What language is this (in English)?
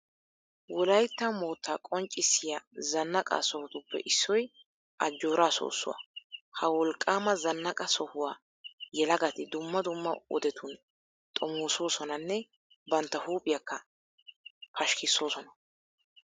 Wolaytta